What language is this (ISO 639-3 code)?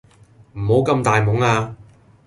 yue